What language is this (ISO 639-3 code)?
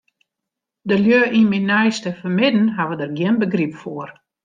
fry